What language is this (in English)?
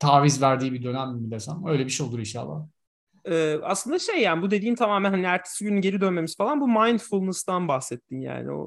Turkish